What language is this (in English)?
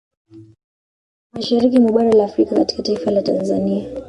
Swahili